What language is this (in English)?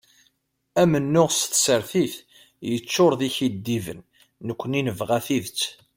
Kabyle